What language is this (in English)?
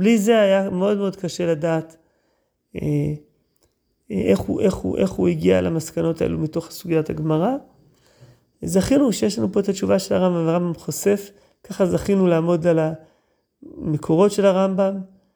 Hebrew